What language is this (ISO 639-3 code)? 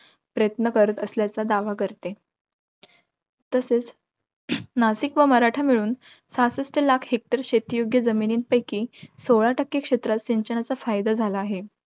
mar